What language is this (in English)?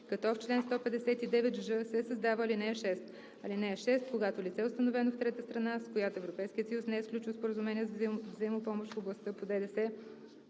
Bulgarian